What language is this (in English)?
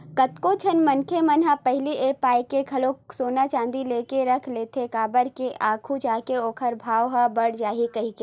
Chhattisgarhi